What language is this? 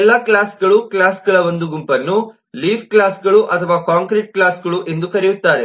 Kannada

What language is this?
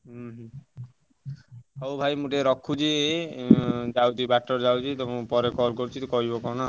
Odia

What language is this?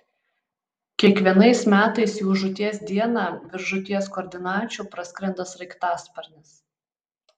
Lithuanian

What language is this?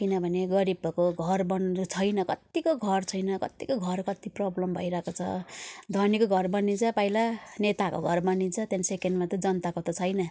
Nepali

